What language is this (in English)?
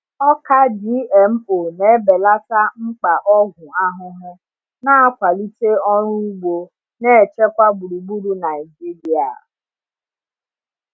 Igbo